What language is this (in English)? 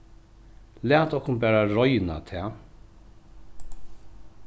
Faroese